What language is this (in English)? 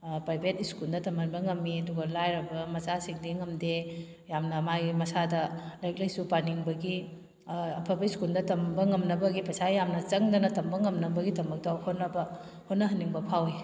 Manipuri